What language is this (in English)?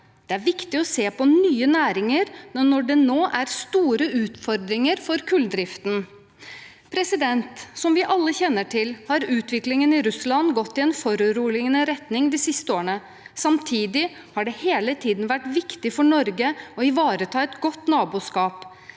Norwegian